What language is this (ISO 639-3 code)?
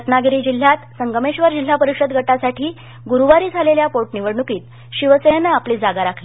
mar